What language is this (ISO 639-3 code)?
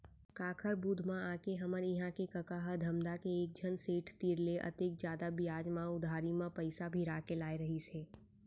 hne